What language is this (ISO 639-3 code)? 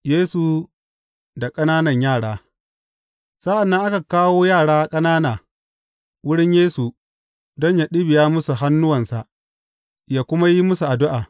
hau